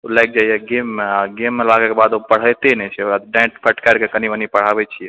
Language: Maithili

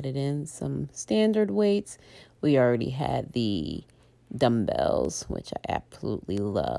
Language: English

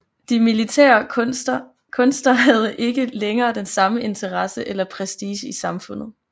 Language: Danish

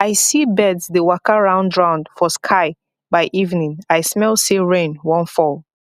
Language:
Nigerian Pidgin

